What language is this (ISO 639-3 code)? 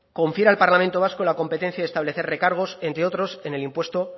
spa